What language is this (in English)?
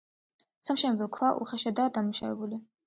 Georgian